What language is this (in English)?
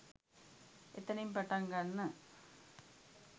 Sinhala